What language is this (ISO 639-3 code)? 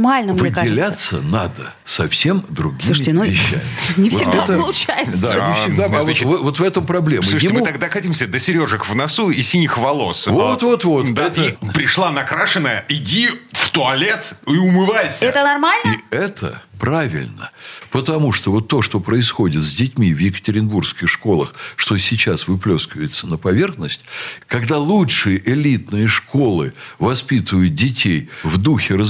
rus